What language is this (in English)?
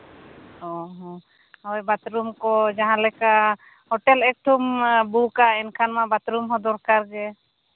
Santali